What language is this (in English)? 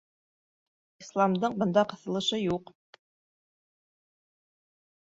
Bashkir